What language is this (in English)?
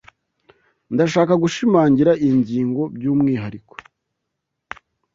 Kinyarwanda